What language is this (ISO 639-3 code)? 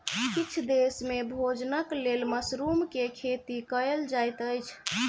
mai